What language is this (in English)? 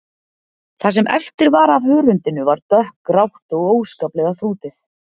Icelandic